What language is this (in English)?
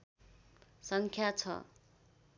Nepali